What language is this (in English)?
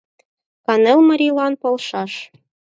Mari